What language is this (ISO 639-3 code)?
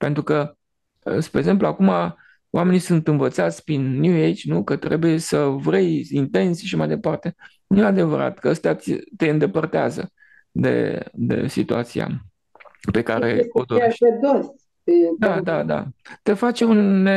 ron